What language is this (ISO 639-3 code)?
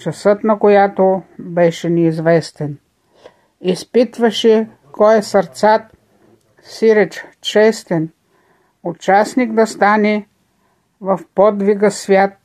bul